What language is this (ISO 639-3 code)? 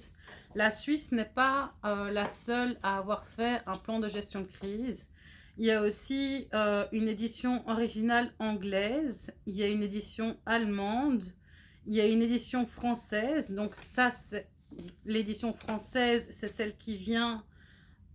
fra